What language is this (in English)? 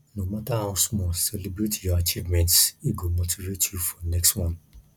Nigerian Pidgin